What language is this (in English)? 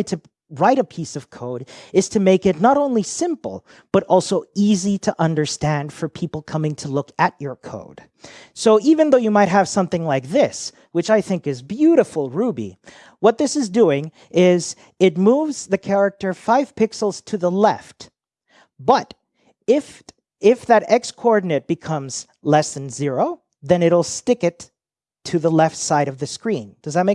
English